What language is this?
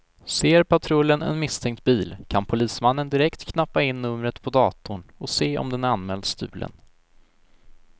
Swedish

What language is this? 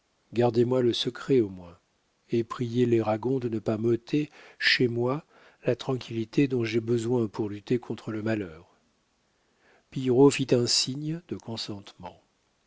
French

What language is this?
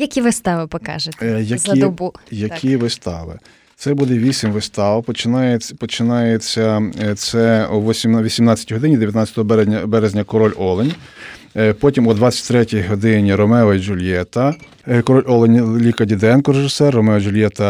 Ukrainian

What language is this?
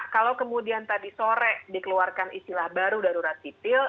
Indonesian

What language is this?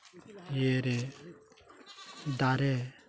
Santali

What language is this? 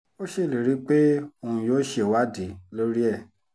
Yoruba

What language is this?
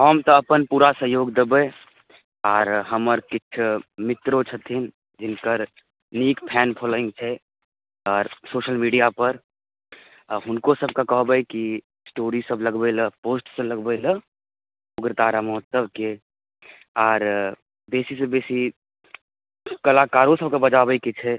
Maithili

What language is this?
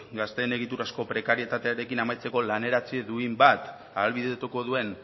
Basque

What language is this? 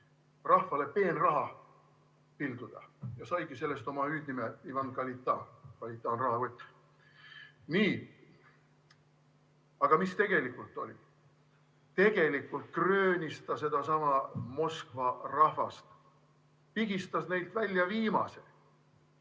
Estonian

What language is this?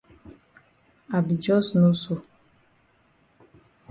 Cameroon Pidgin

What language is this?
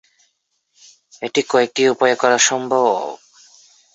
Bangla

